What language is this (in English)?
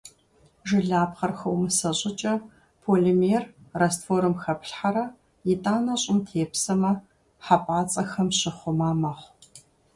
Kabardian